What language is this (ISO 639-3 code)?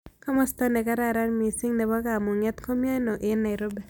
kln